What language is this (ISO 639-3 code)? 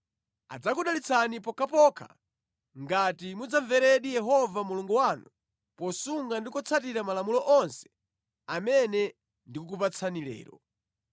nya